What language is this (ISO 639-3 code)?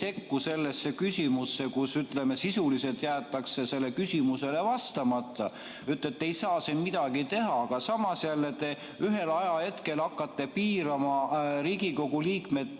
est